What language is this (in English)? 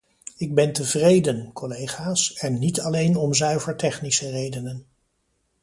Dutch